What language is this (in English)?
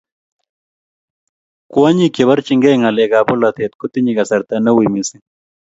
Kalenjin